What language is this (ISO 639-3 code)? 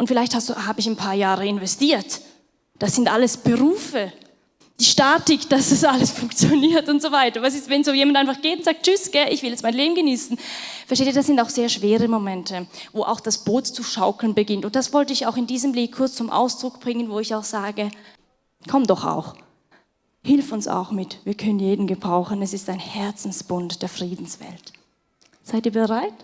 deu